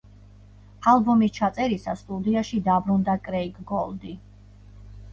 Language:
Georgian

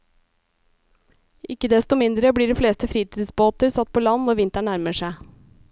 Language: Norwegian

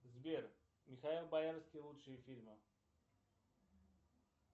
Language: Russian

